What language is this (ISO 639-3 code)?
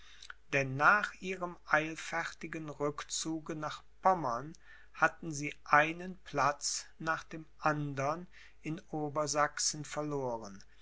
deu